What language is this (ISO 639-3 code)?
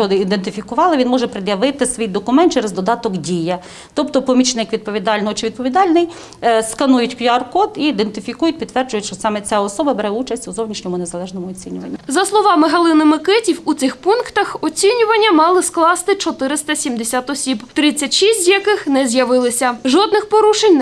ukr